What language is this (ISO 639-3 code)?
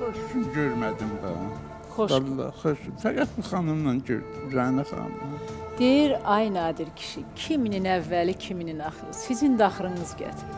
tur